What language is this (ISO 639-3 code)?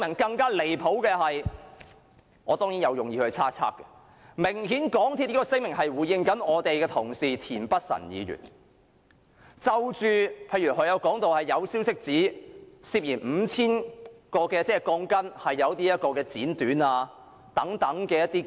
yue